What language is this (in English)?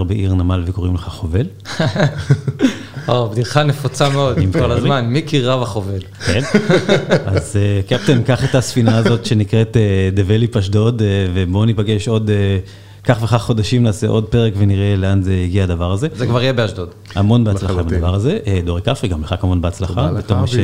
Hebrew